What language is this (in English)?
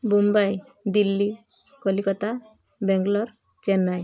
Odia